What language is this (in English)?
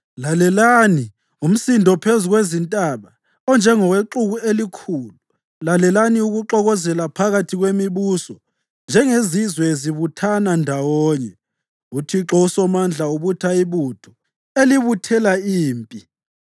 North Ndebele